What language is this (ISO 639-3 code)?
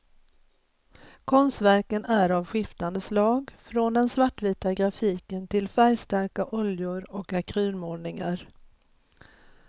swe